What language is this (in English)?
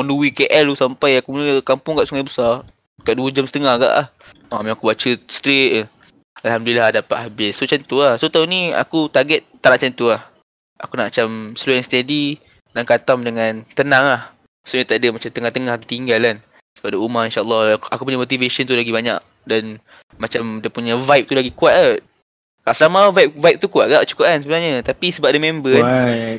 Malay